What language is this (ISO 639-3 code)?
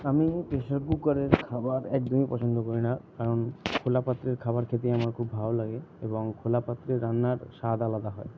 ben